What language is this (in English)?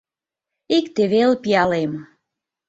Mari